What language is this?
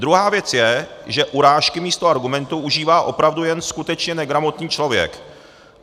Czech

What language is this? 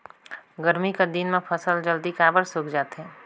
Chhattisgarhi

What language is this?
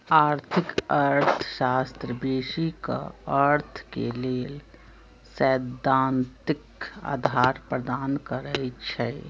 Magahi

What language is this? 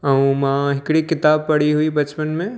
Sindhi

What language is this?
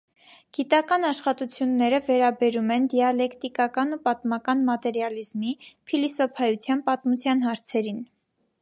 Armenian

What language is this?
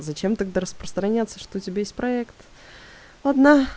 Russian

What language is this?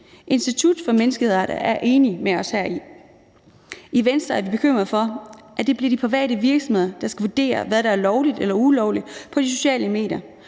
Danish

